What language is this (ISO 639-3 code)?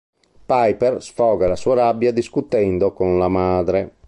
ita